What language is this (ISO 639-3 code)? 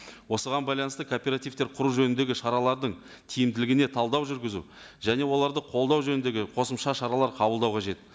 kaz